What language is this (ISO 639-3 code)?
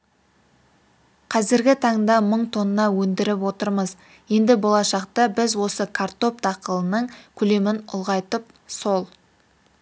kaz